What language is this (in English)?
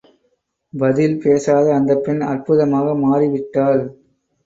Tamil